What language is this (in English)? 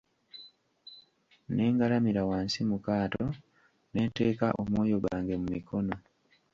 Ganda